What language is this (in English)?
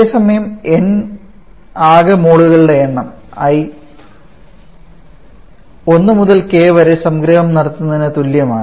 Malayalam